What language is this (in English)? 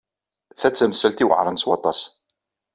Kabyle